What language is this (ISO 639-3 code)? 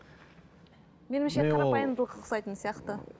kaz